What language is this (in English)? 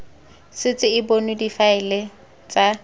Tswana